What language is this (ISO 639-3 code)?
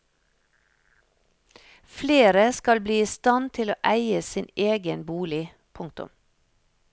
nor